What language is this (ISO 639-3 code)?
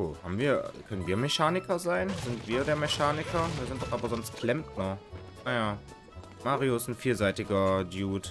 deu